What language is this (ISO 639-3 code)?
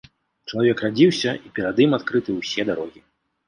bel